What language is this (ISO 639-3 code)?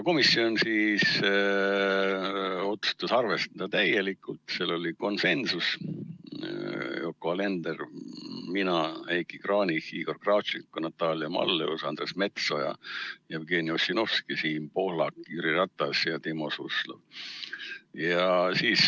est